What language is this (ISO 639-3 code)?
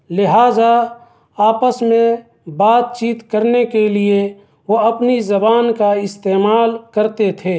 urd